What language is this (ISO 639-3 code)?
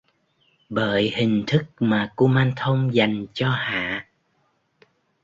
vie